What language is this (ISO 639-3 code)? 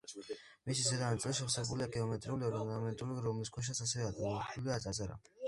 kat